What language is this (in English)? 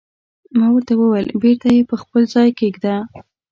Pashto